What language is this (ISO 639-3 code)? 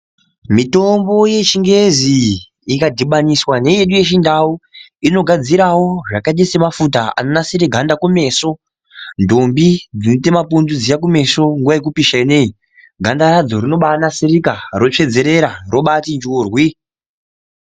ndc